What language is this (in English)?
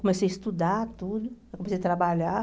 Portuguese